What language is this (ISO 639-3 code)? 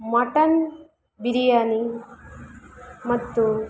kan